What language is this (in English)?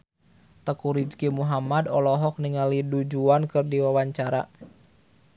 Sundanese